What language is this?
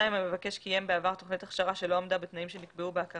Hebrew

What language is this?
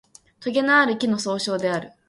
Japanese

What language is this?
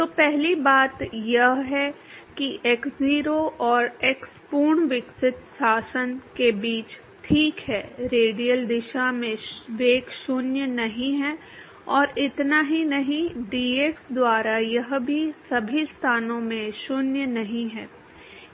Hindi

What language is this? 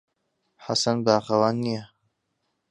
Central Kurdish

